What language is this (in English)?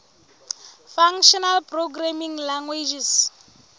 Southern Sotho